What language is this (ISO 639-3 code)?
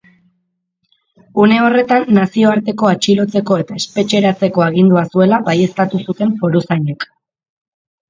eus